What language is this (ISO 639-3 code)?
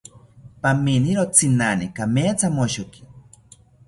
cpy